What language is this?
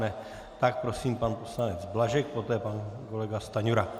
Czech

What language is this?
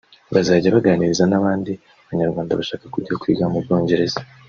Kinyarwanda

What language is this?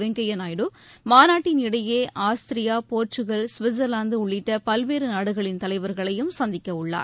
Tamil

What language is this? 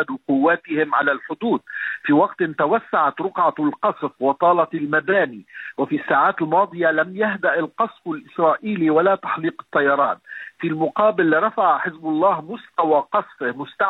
Arabic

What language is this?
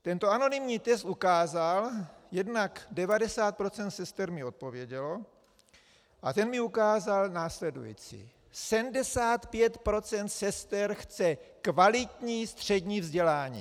Czech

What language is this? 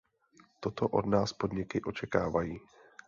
Czech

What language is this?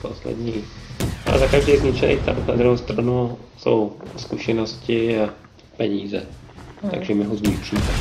Czech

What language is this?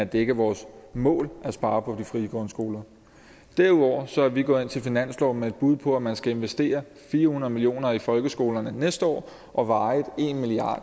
Danish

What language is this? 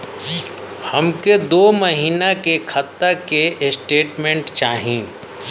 Bhojpuri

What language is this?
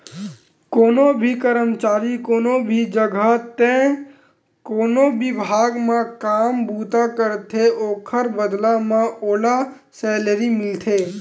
Chhattisgarhi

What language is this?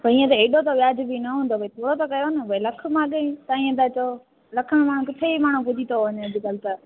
Sindhi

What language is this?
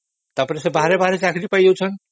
Odia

